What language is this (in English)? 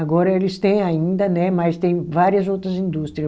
Portuguese